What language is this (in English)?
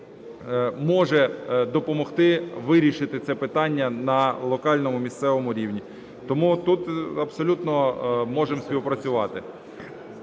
Ukrainian